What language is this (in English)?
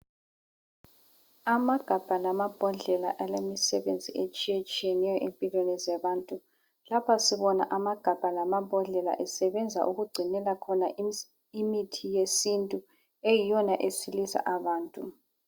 North Ndebele